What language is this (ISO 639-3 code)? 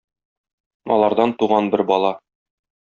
tat